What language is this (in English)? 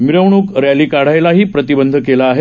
Marathi